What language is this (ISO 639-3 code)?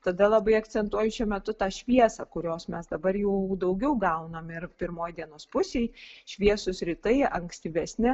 lit